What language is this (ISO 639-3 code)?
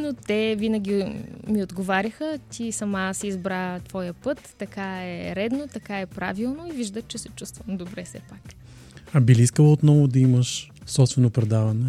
bul